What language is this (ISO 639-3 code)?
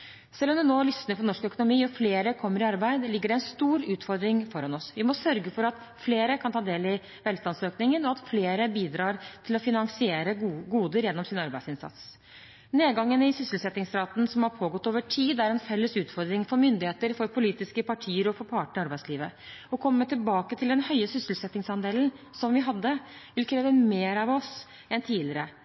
nob